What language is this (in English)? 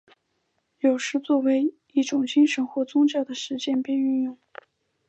Chinese